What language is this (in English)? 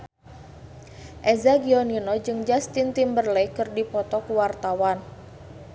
Sundanese